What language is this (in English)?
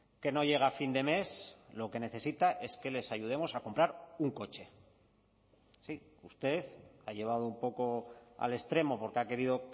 Spanish